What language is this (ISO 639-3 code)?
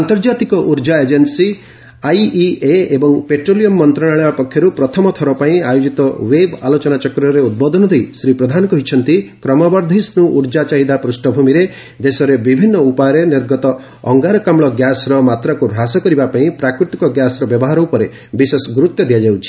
ori